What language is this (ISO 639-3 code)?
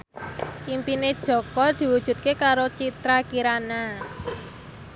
jav